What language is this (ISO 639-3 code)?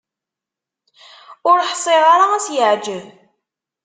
kab